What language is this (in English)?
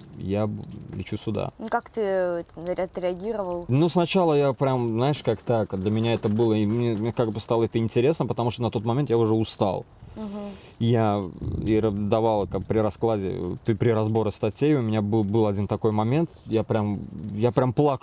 Russian